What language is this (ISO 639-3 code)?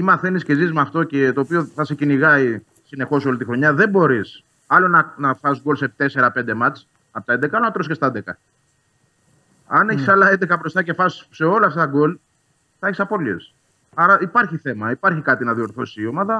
ell